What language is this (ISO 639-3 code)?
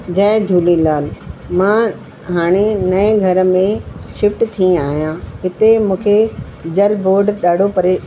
snd